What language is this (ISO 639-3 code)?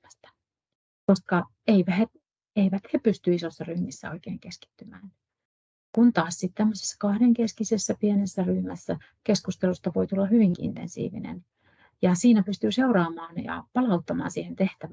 fin